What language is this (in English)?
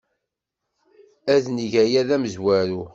Kabyle